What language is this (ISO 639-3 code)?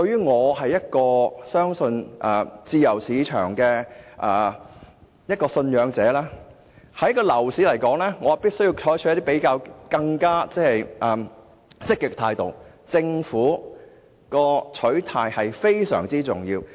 yue